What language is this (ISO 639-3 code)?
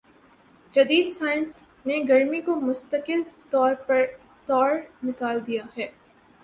urd